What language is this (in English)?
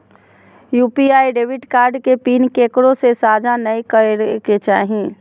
Magahi